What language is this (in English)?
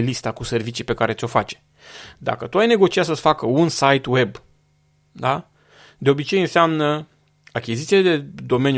Romanian